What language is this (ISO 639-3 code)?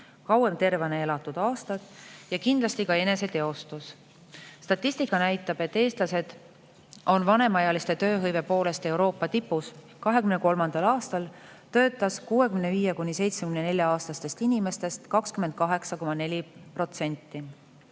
est